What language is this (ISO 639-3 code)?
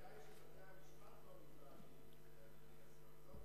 heb